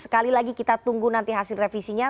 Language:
Indonesian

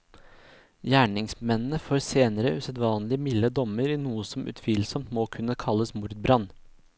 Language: Norwegian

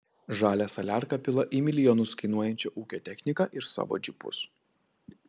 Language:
Lithuanian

